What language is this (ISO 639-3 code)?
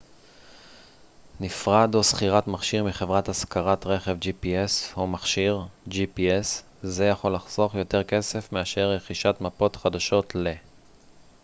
heb